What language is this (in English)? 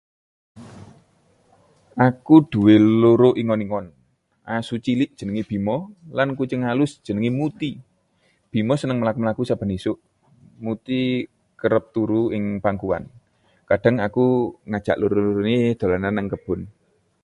Javanese